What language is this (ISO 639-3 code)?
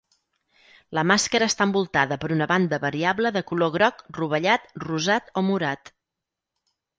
cat